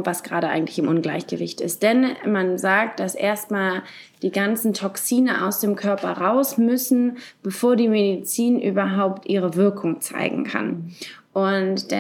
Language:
German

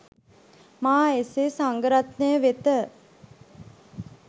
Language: Sinhala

